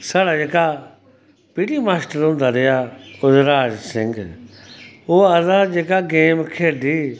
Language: Dogri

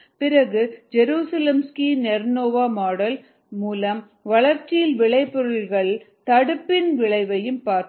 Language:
Tamil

